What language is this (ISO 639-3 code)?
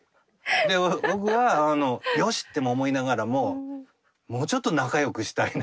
jpn